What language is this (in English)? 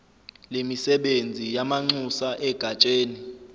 Zulu